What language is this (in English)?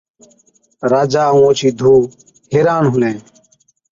Od